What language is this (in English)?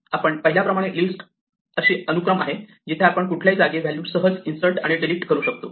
Marathi